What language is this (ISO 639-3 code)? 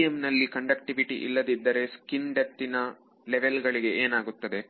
kan